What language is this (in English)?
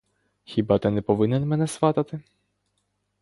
Ukrainian